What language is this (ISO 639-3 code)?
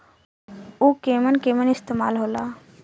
bho